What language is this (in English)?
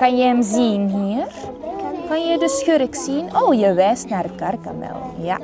Dutch